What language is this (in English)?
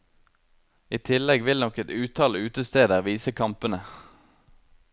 Norwegian